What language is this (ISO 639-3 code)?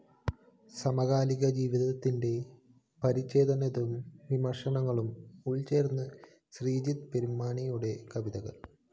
mal